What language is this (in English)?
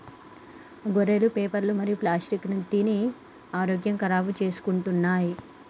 Telugu